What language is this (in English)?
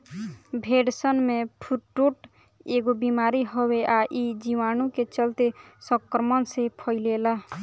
Bhojpuri